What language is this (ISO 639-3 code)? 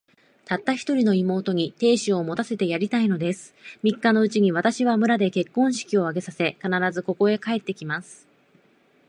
jpn